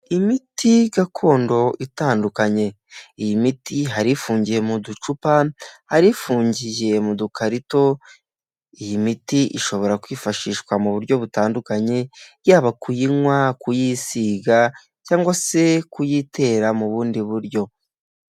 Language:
Kinyarwanda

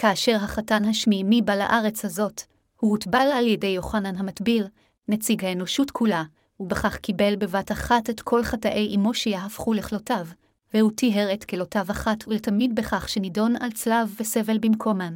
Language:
Hebrew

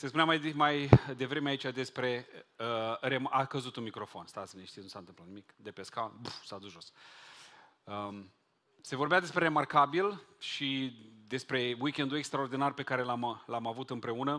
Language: Romanian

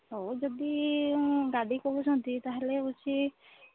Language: Odia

